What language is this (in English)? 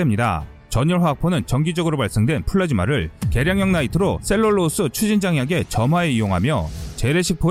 Korean